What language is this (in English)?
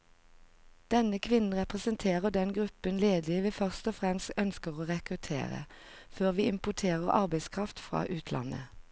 Norwegian